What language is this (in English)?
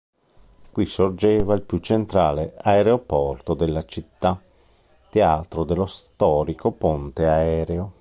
Italian